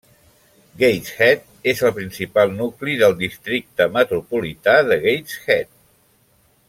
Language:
Catalan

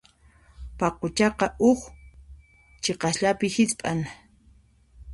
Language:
Puno Quechua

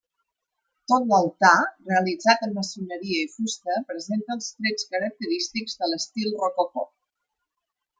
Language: Catalan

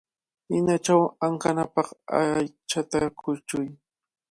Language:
Cajatambo North Lima Quechua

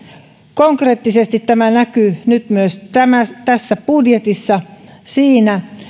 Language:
Finnish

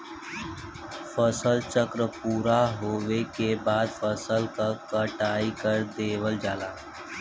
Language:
Bhojpuri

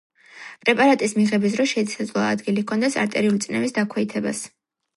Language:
Georgian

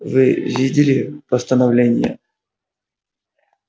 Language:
Russian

